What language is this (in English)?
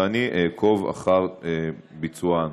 Hebrew